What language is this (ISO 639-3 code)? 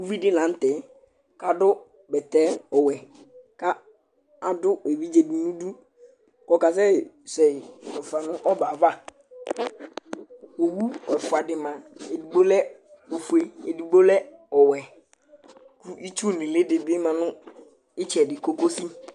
kpo